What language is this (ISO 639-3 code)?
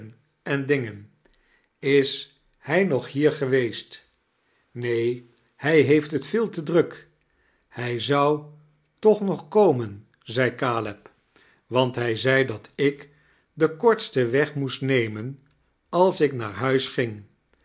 nld